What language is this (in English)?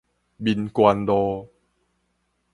Min Nan Chinese